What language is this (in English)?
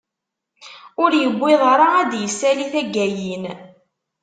Kabyle